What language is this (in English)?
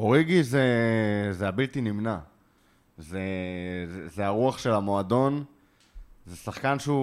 Hebrew